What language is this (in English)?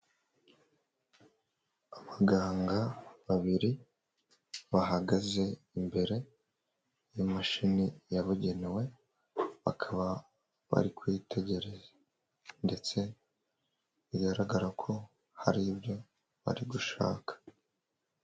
Kinyarwanda